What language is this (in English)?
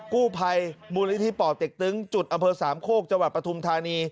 Thai